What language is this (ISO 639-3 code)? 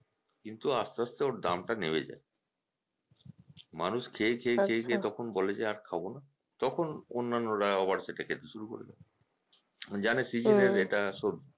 ben